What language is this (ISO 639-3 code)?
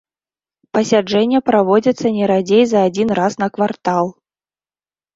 bel